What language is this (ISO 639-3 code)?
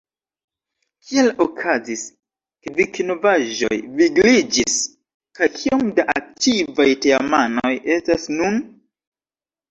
epo